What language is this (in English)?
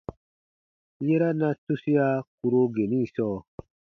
Baatonum